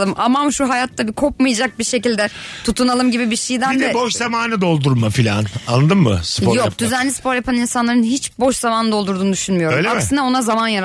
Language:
Turkish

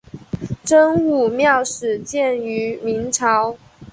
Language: Chinese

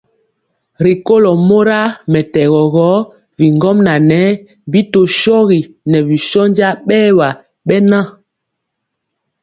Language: Mpiemo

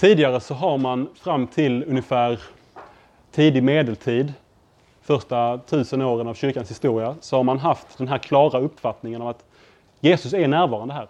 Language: Swedish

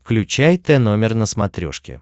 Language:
Russian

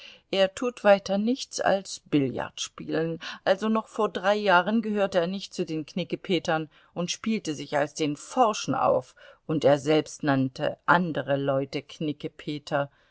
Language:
German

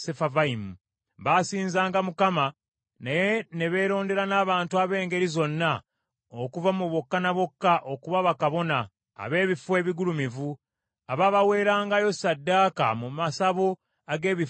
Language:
Ganda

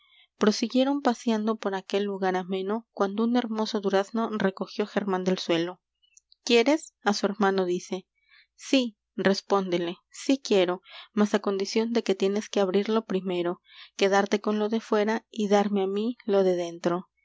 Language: Spanish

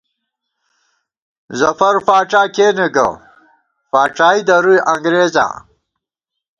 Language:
Gawar-Bati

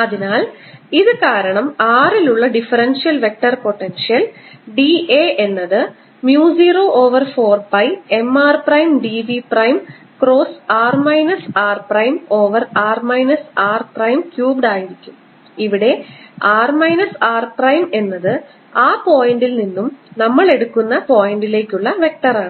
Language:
Malayalam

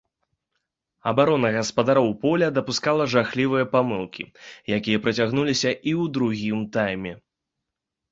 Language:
Belarusian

